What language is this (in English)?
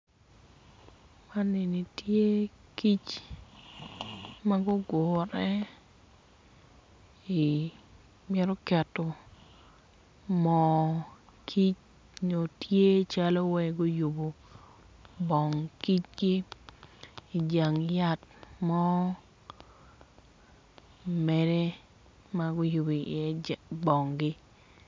Acoli